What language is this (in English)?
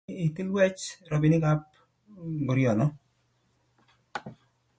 Kalenjin